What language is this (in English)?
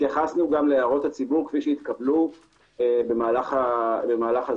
Hebrew